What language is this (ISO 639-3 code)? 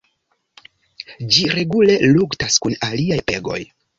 epo